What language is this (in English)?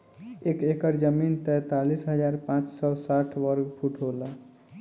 Bhojpuri